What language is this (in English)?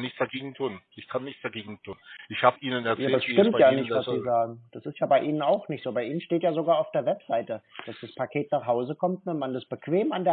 German